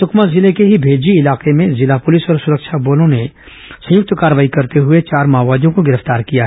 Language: Hindi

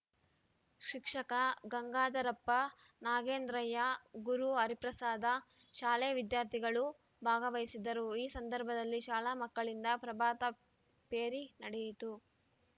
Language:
Kannada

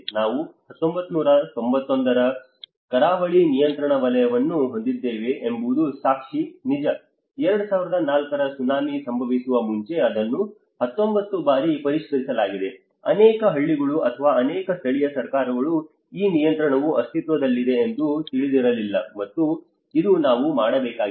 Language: Kannada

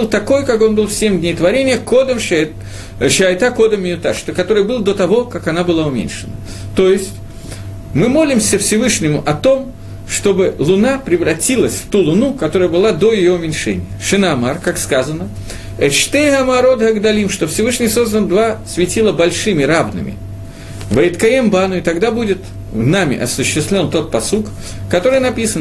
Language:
Russian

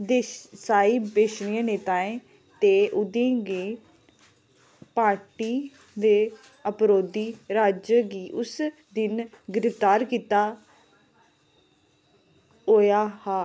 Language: Dogri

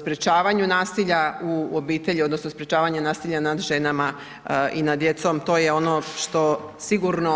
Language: Croatian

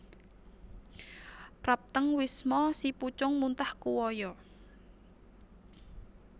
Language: Javanese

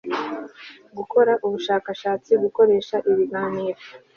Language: Kinyarwanda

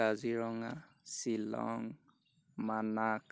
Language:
Assamese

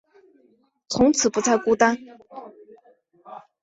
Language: Chinese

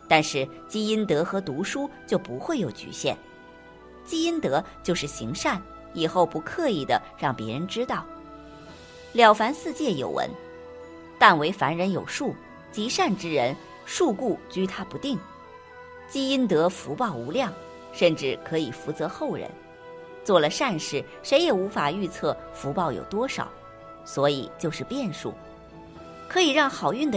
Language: Chinese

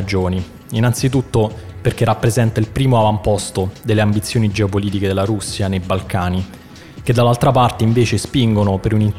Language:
Italian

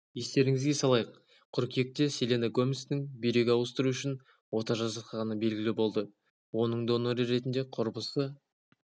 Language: Kazakh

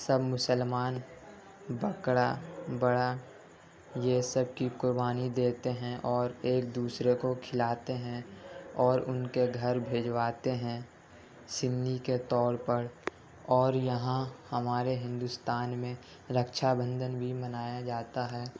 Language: Urdu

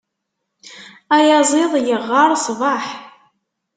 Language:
Kabyle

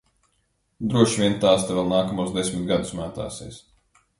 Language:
Latvian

